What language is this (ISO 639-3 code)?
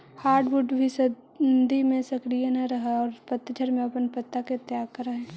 mag